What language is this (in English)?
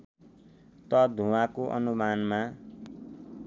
Nepali